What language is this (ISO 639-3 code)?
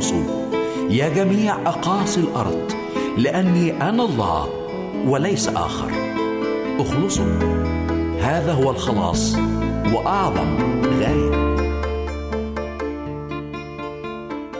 ara